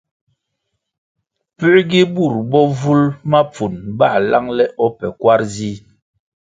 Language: Kwasio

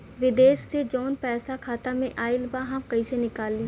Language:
Bhojpuri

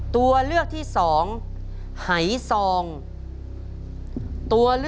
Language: Thai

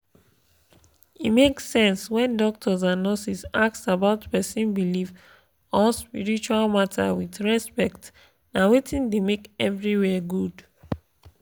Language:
Nigerian Pidgin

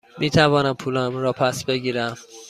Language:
Persian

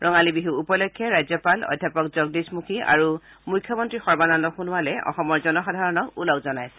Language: Assamese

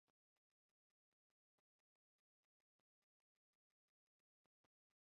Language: Esperanto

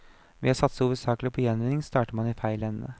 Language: Norwegian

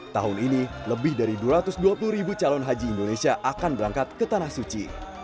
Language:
Indonesian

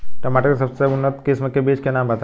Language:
Bhojpuri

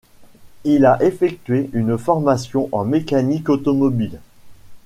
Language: French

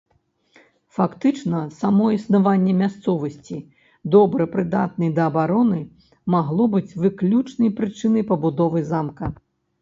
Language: Belarusian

